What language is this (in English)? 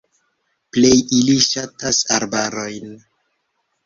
Esperanto